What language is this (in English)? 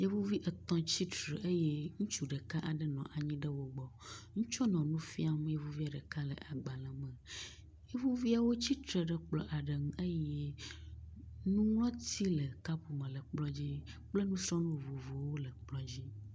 Ewe